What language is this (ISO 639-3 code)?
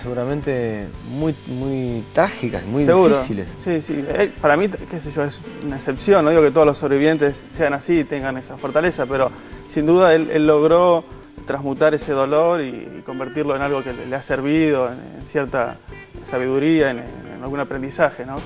spa